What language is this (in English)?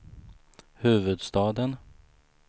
Swedish